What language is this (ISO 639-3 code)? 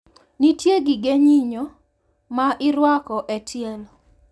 luo